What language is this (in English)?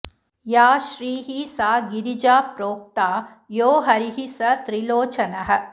Sanskrit